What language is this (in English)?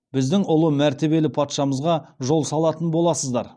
Kazakh